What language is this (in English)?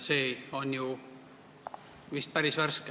Estonian